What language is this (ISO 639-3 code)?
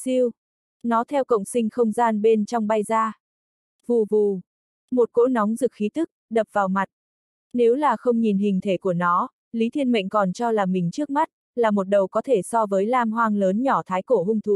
vie